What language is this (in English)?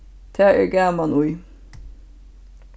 Faroese